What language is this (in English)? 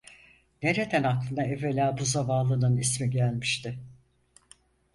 Turkish